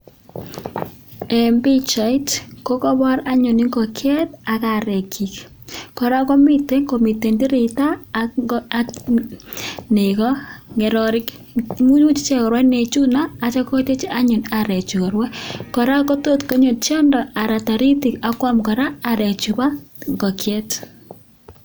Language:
Kalenjin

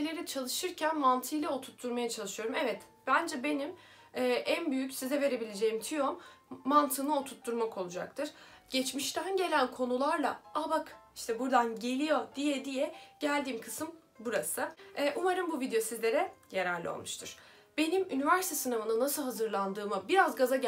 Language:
Turkish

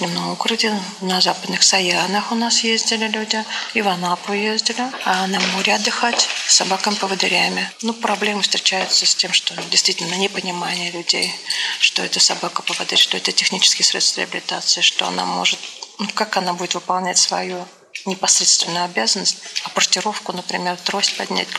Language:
Russian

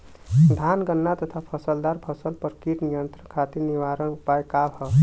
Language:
Bhojpuri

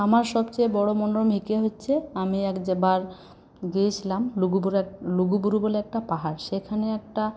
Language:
Bangla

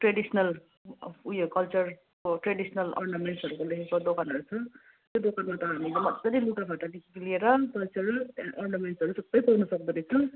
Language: Nepali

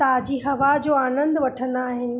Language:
Sindhi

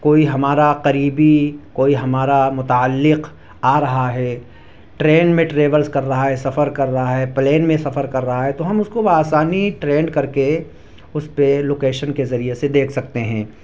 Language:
Urdu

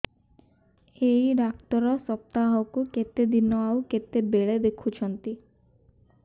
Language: Odia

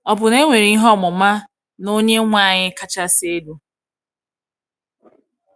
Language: Igbo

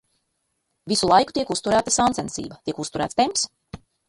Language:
Latvian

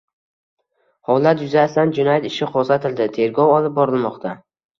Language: Uzbek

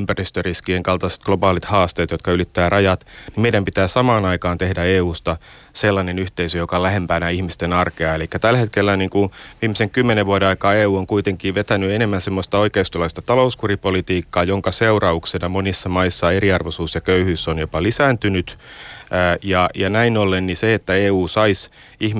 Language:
Finnish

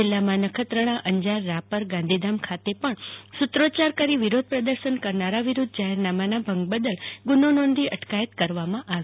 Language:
Gujarati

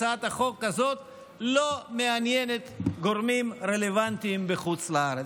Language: Hebrew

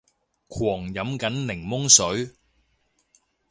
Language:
Cantonese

